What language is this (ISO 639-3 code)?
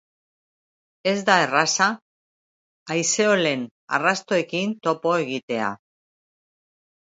eus